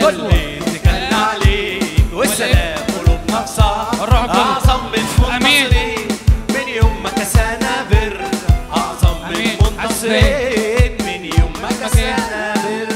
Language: Arabic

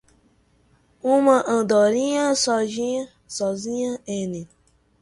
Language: Portuguese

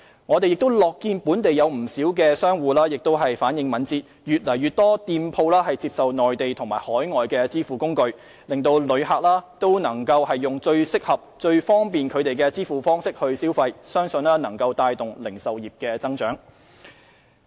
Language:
Cantonese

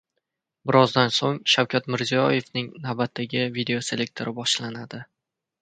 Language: Uzbek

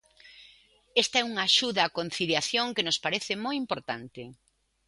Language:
Galician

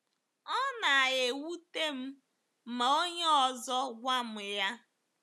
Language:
Igbo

